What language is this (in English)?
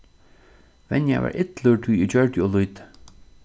Faroese